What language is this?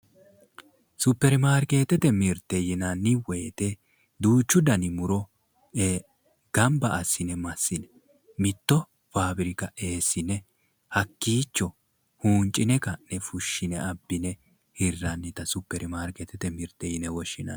Sidamo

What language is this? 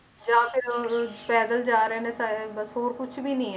Punjabi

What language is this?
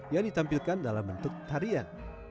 Indonesian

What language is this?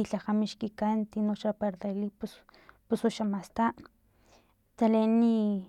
Filomena Mata-Coahuitlán Totonac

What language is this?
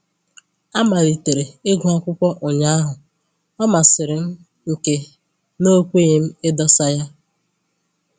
Igbo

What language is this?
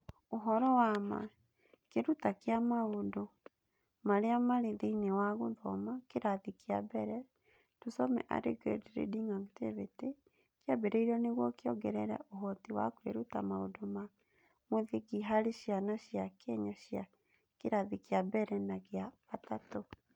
Kikuyu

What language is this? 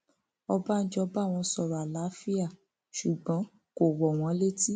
Yoruba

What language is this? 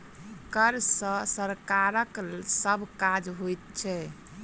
Maithili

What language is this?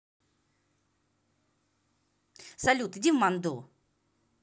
Russian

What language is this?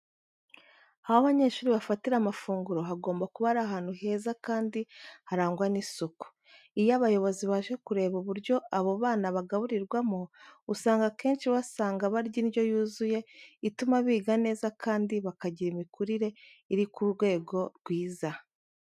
Kinyarwanda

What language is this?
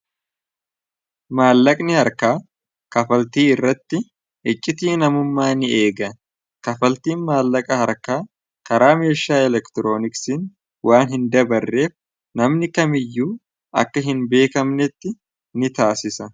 Oromo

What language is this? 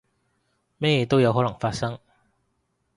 Cantonese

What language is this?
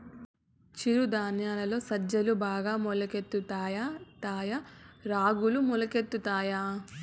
Telugu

